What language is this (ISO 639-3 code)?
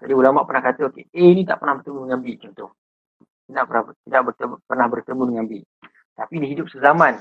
msa